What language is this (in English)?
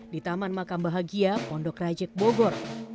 Indonesian